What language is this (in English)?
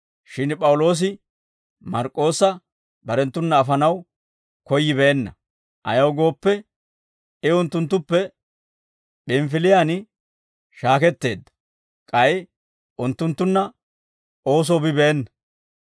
Dawro